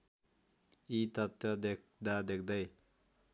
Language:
Nepali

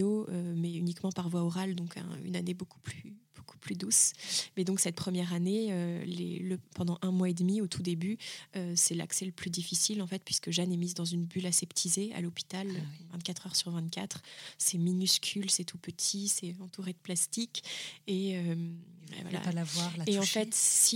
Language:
French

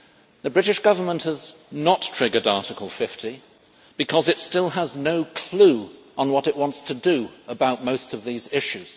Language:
English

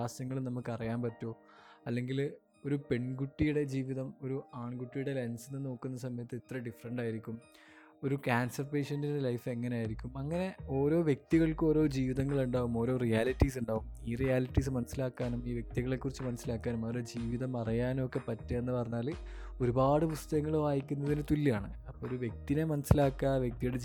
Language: Malayalam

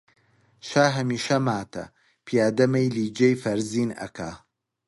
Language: Central Kurdish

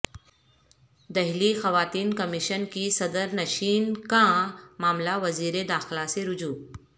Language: Urdu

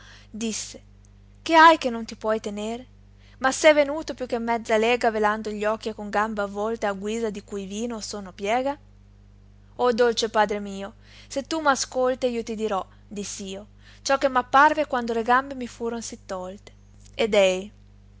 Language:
Italian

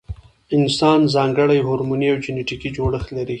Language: Pashto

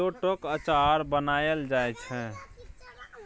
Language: Maithili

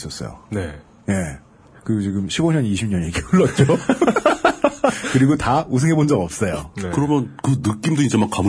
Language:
Korean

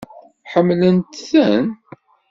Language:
Kabyle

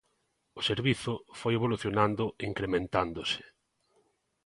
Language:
Galician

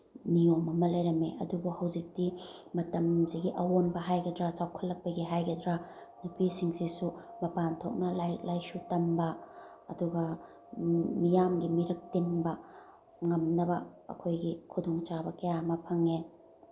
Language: Manipuri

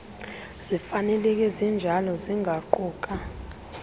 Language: Xhosa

